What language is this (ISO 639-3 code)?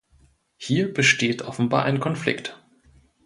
deu